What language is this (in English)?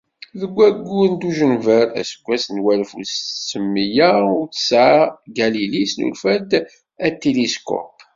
Kabyle